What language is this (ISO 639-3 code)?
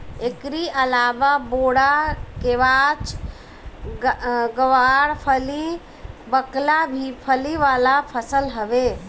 bho